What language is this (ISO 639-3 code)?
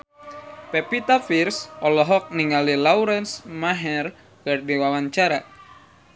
sun